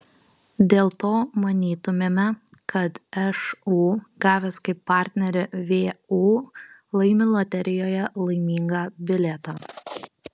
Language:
Lithuanian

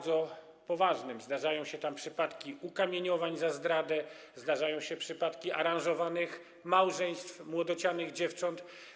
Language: Polish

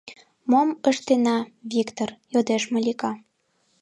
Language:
Mari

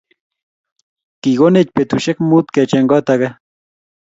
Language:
Kalenjin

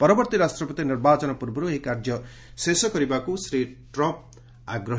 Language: Odia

